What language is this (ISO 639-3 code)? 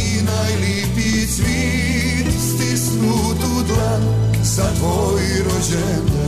hrv